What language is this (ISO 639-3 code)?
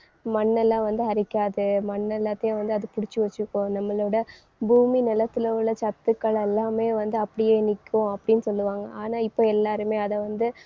tam